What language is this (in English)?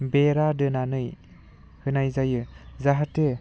Bodo